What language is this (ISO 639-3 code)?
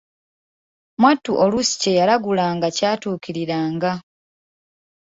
lug